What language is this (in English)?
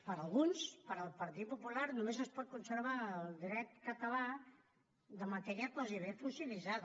Catalan